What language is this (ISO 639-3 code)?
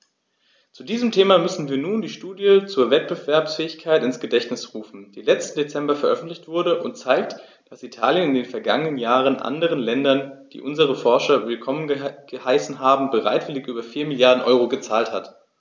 deu